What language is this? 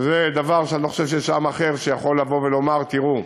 Hebrew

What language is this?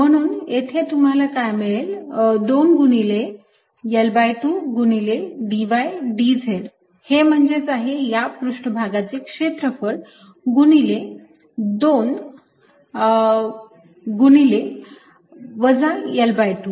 Marathi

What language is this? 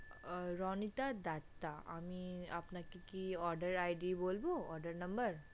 Bangla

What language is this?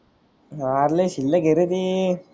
Marathi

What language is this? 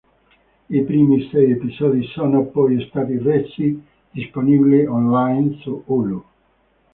Italian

